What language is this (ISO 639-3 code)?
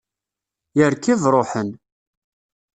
kab